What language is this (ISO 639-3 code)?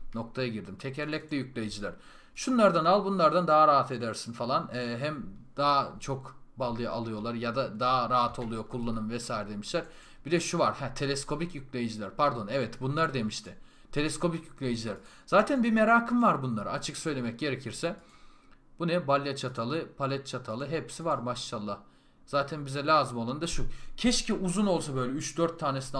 tur